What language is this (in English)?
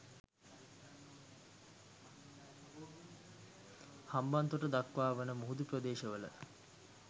Sinhala